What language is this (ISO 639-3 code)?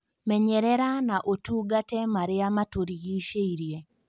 kik